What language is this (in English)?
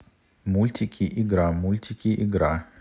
Russian